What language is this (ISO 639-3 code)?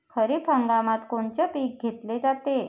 mar